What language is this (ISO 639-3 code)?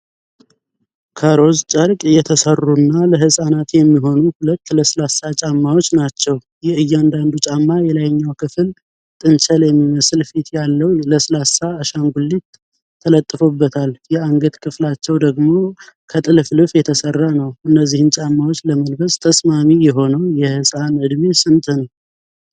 amh